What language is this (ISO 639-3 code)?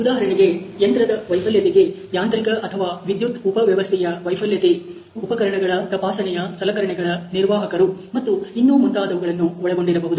kan